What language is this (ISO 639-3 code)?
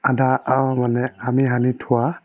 asm